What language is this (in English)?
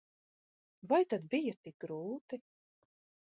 Latvian